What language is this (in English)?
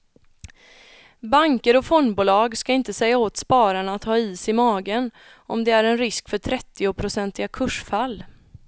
Swedish